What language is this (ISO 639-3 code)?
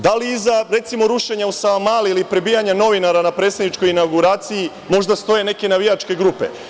srp